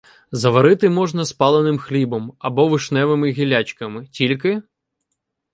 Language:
Ukrainian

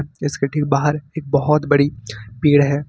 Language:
Hindi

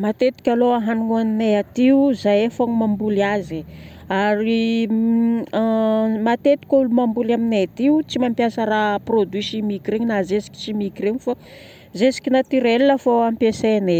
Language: Northern Betsimisaraka Malagasy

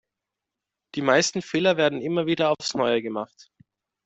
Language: German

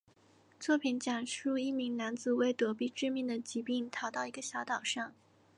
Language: Chinese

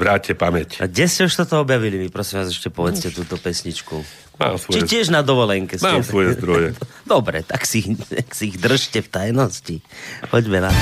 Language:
Slovak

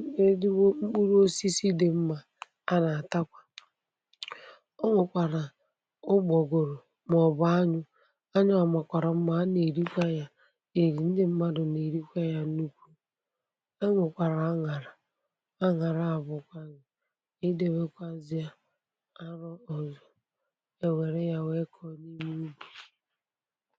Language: Igbo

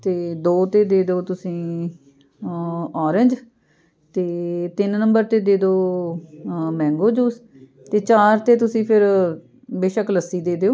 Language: Punjabi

